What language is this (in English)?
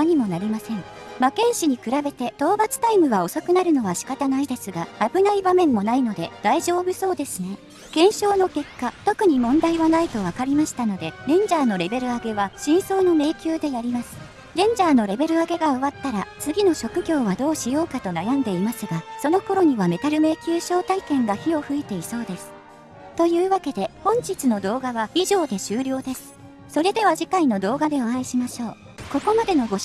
Japanese